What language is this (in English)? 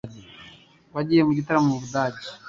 Kinyarwanda